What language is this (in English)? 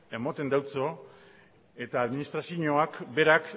Basque